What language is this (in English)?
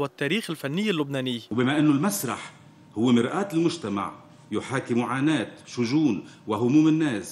Arabic